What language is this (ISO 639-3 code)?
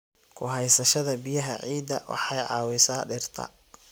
som